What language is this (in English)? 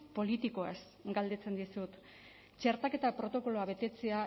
Basque